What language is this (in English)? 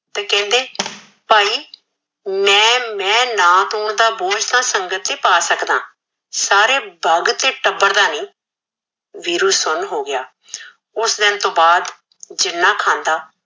Punjabi